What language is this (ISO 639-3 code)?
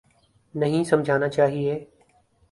urd